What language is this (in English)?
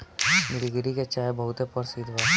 Bhojpuri